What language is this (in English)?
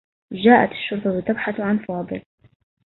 Arabic